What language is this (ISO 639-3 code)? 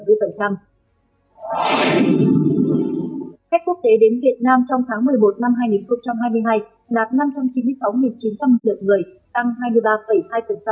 vie